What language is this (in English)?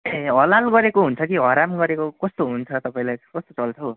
Nepali